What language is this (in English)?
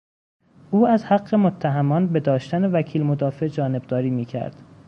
Persian